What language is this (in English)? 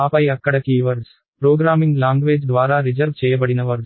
Telugu